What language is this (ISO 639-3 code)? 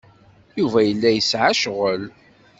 kab